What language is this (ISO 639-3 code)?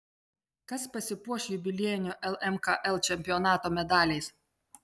lit